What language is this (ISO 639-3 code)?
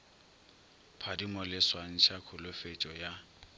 nso